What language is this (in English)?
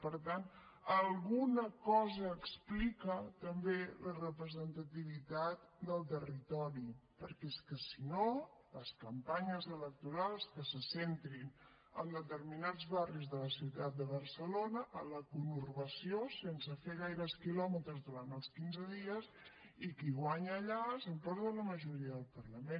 Catalan